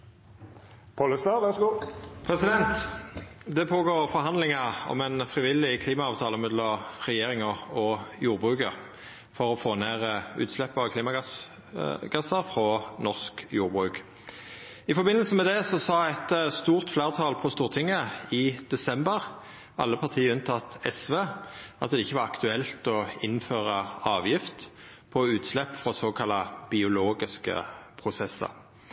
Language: Norwegian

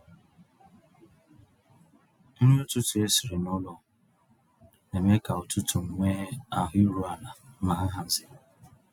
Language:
Igbo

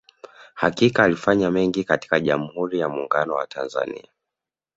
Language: Swahili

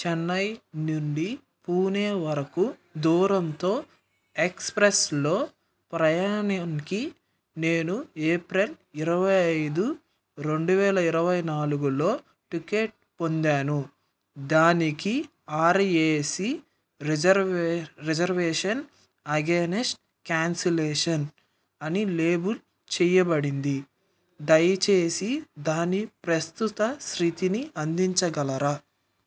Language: Telugu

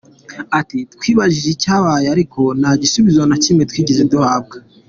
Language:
Kinyarwanda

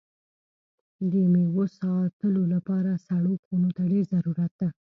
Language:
Pashto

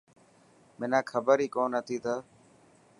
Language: Dhatki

